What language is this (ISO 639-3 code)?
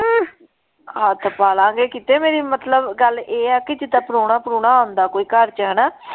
pan